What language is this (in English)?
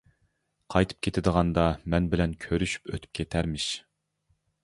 Uyghur